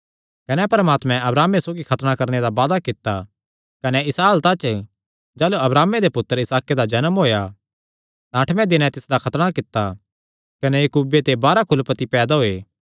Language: Kangri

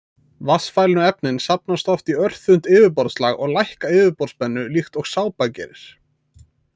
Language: Icelandic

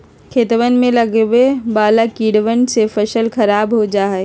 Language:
Magahi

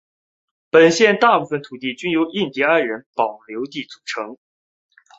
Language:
Chinese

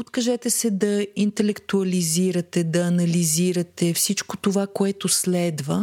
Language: Bulgarian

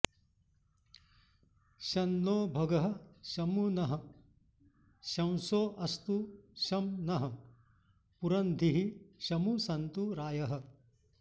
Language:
Sanskrit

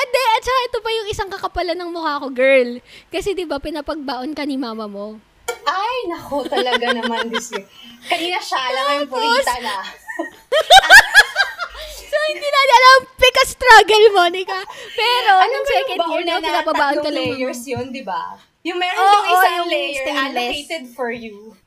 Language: Filipino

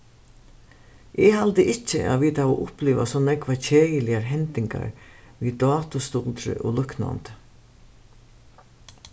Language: Faroese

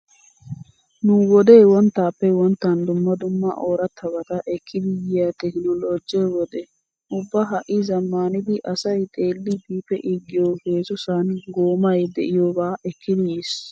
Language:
Wolaytta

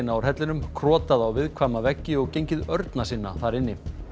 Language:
Icelandic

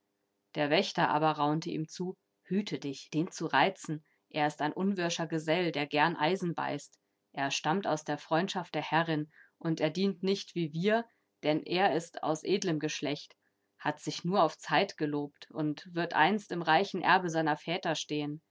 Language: German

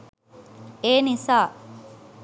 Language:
Sinhala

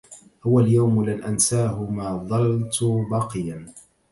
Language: Arabic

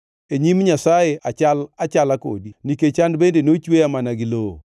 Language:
Luo (Kenya and Tanzania)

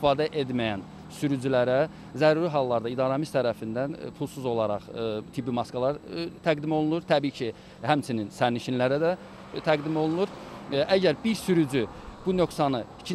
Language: Turkish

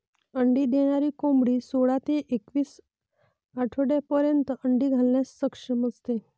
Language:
Marathi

